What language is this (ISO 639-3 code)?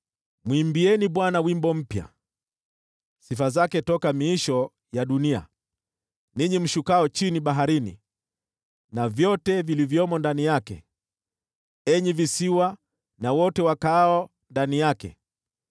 swa